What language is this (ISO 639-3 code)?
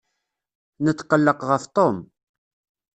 kab